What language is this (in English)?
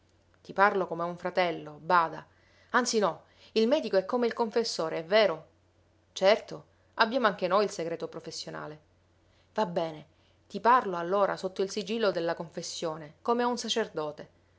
Italian